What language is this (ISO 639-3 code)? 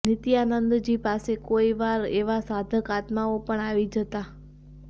guj